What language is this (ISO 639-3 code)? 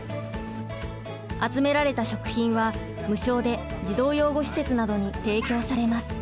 jpn